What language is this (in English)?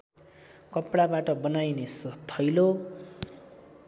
Nepali